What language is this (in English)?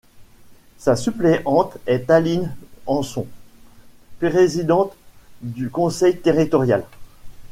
French